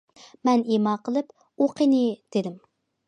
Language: Uyghur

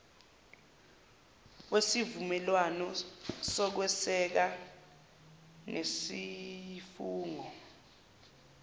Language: Zulu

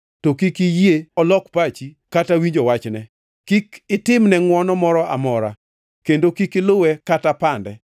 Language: Luo (Kenya and Tanzania)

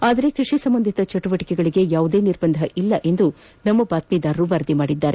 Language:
Kannada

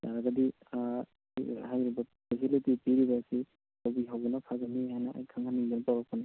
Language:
Manipuri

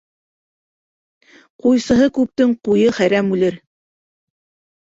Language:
Bashkir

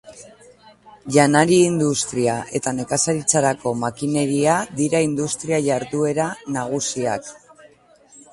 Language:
Basque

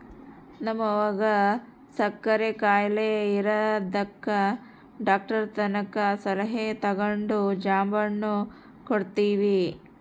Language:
Kannada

